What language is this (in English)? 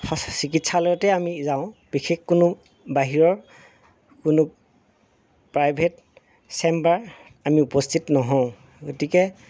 Assamese